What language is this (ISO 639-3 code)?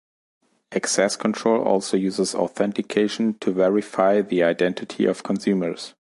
eng